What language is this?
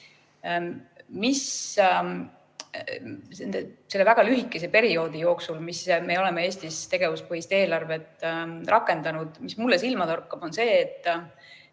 Estonian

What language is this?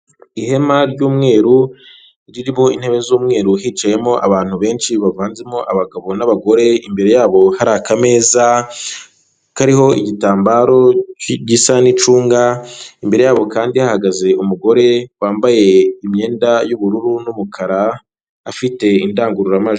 Kinyarwanda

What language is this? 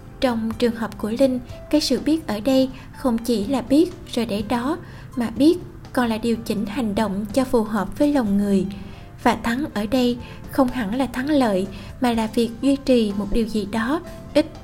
Vietnamese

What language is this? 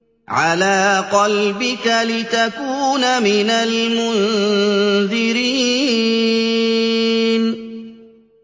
Arabic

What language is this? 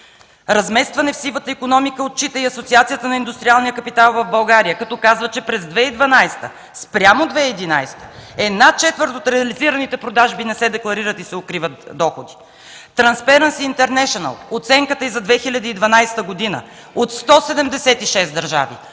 Bulgarian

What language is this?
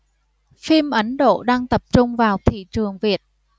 Vietnamese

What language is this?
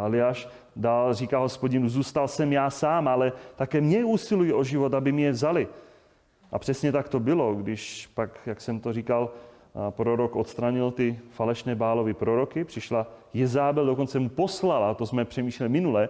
Czech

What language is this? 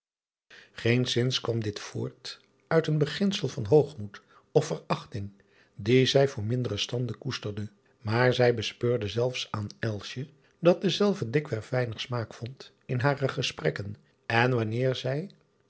Dutch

